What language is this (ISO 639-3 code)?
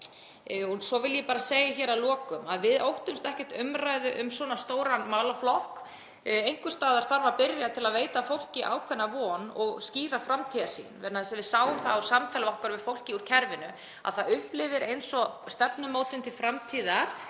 isl